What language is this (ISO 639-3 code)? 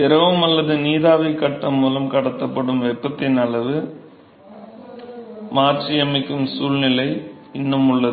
tam